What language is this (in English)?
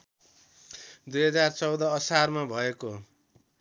Nepali